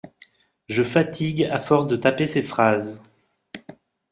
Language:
French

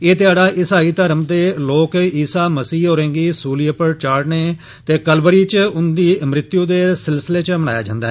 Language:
Dogri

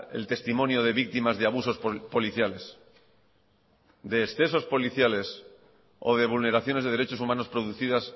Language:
Spanish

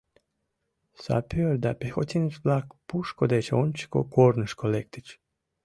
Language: Mari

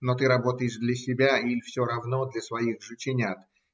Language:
Russian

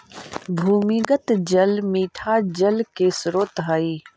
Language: Magahi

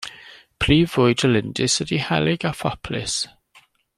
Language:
Welsh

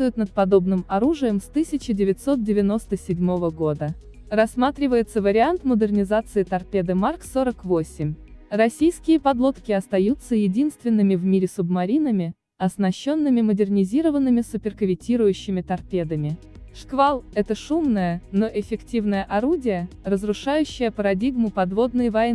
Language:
Russian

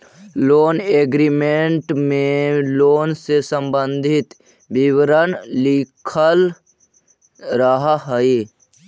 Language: Magahi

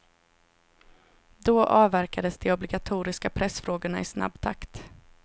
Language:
Swedish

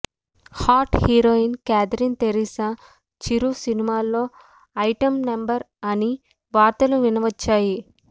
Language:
Telugu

